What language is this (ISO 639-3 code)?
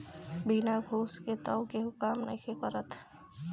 bho